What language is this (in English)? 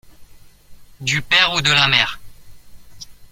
French